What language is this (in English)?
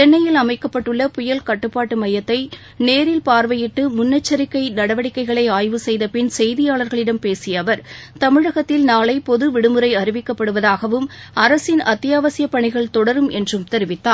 Tamil